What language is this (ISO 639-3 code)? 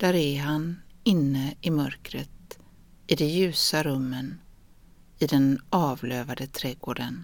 swe